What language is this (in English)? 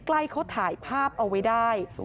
Thai